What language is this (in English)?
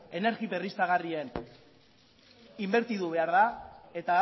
Basque